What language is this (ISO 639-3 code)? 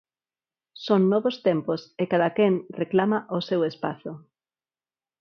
glg